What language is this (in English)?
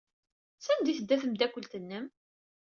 Kabyle